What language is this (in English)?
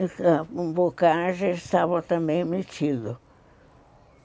Portuguese